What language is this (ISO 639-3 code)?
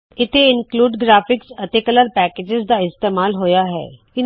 pan